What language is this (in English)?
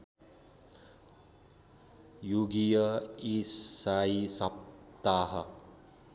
Nepali